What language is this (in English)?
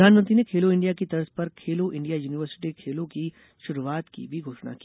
Hindi